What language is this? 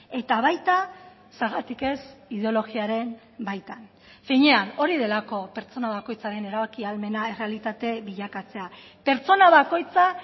Basque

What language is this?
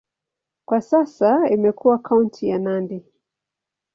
Swahili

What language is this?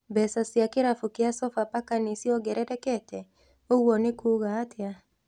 Kikuyu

